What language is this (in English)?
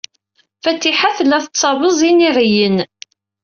Kabyle